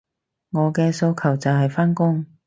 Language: Cantonese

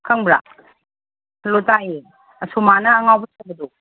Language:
Manipuri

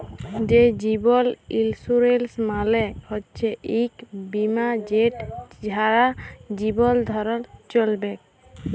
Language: Bangla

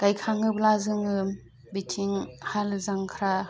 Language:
Bodo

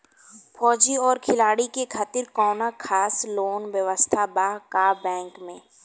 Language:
Bhojpuri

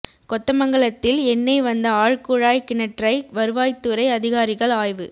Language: Tamil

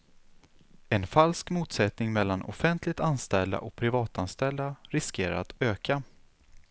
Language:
Swedish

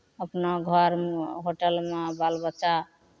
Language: Maithili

